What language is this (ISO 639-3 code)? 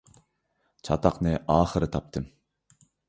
uig